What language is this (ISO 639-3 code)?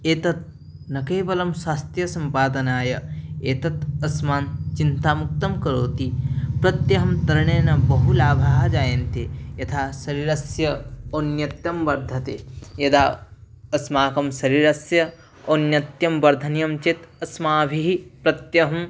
san